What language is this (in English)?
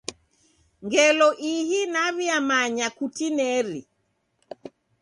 Taita